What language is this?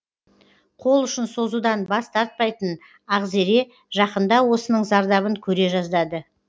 Kazakh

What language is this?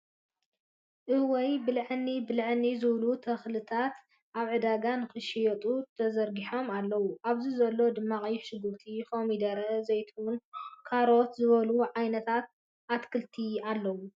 Tigrinya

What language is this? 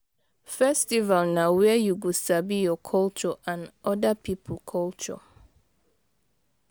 Nigerian Pidgin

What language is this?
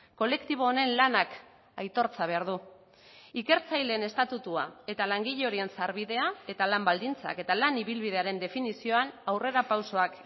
Basque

